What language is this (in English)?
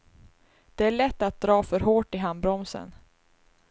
Swedish